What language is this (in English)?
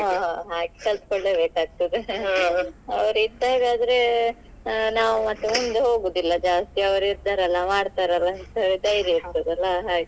Kannada